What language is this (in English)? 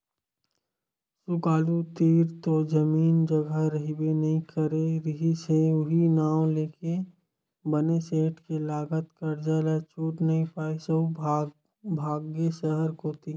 Chhattisgarhi